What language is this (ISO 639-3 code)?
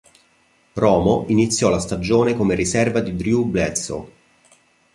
ita